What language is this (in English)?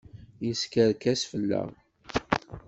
Kabyle